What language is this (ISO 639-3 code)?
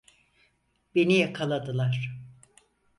tur